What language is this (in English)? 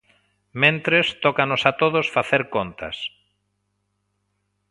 Galician